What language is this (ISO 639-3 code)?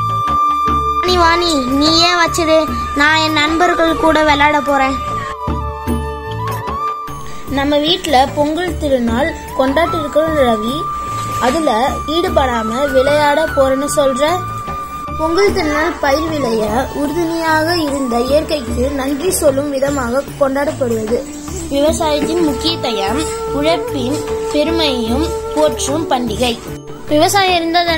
ron